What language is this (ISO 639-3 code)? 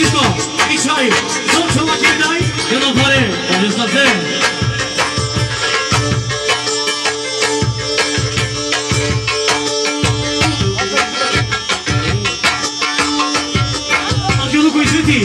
bul